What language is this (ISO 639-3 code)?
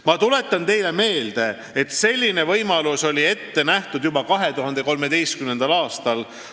est